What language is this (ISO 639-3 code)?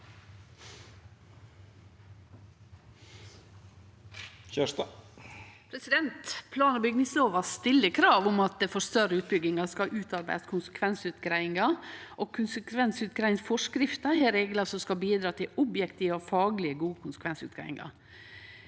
nor